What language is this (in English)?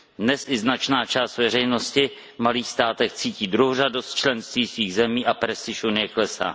Czech